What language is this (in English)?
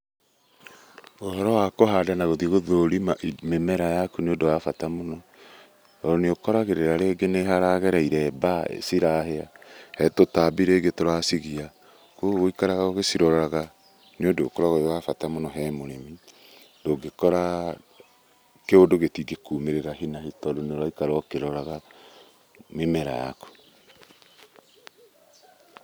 Kikuyu